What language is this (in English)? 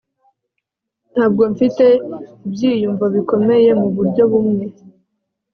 Kinyarwanda